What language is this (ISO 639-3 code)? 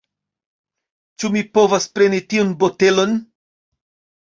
epo